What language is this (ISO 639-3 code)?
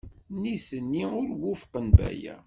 kab